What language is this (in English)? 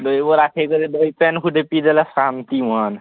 Odia